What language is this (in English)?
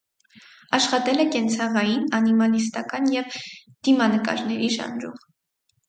Armenian